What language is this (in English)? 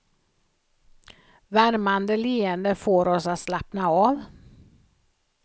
Swedish